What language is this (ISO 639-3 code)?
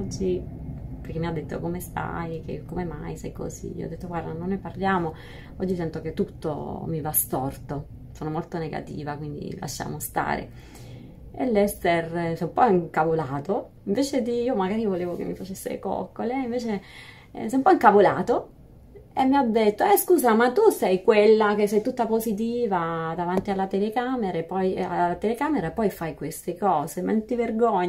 ita